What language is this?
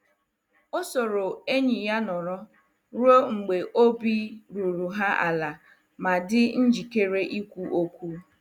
Igbo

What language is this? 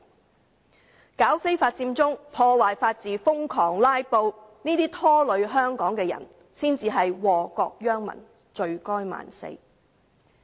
Cantonese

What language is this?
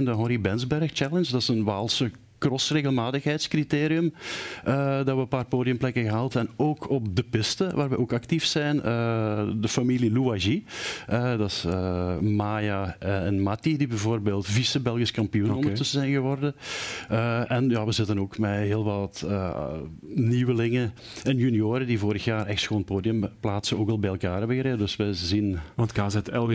Dutch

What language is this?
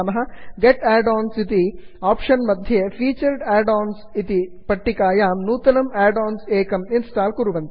Sanskrit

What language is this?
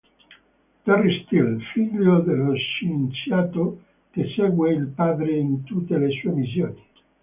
Italian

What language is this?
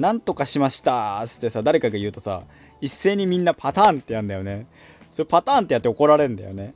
Japanese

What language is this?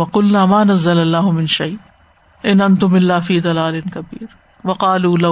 Urdu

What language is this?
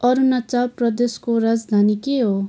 Nepali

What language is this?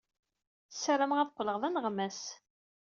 Kabyle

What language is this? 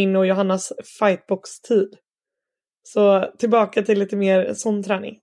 Swedish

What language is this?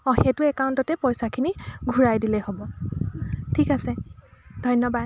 Assamese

